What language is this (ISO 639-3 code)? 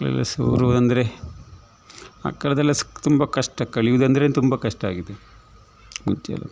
kan